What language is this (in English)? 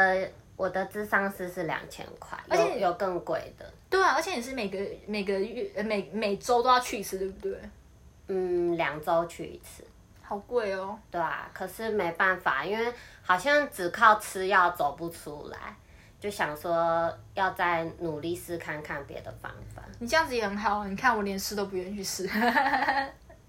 Chinese